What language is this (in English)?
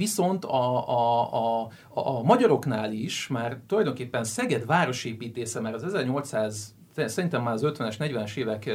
Hungarian